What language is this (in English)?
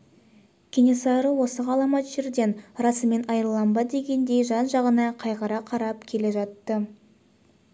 Kazakh